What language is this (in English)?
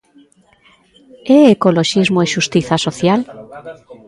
Galician